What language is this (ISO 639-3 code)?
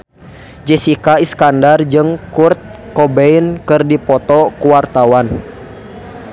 sun